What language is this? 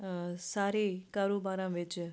Punjabi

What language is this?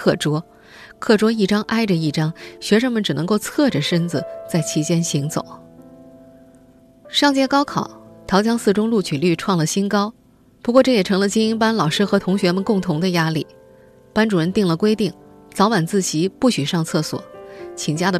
Chinese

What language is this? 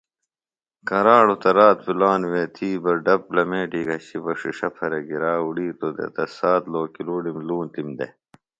Phalura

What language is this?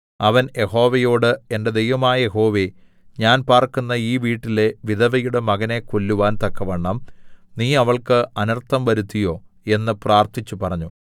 Malayalam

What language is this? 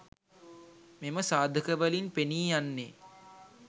Sinhala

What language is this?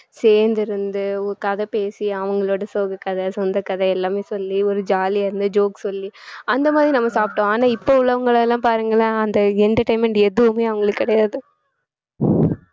Tamil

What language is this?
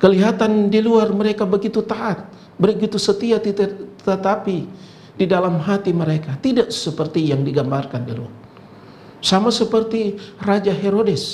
Indonesian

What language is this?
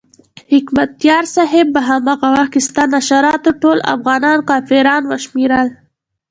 Pashto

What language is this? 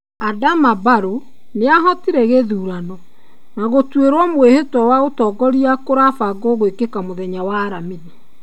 Kikuyu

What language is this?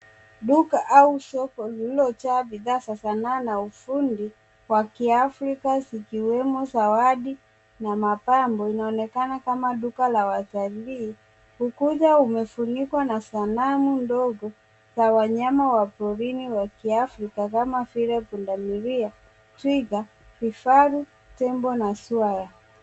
Swahili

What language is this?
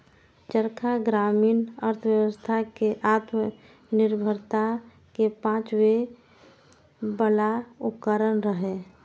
Maithili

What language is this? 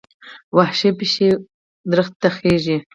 Pashto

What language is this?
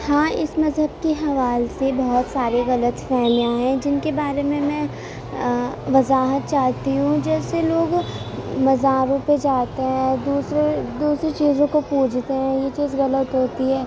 Urdu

